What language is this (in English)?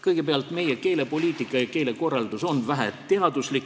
Estonian